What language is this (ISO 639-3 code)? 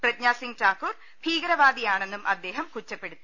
mal